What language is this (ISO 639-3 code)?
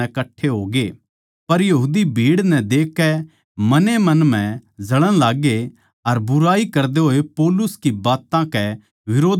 bgc